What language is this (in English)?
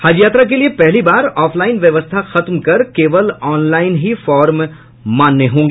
Hindi